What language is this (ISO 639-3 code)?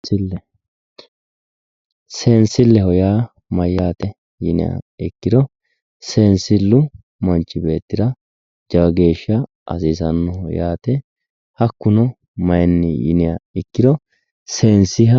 sid